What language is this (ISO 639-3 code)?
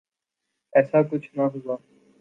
urd